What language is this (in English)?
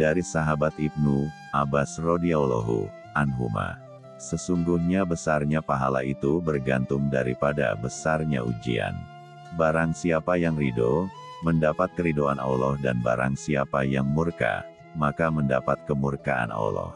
Indonesian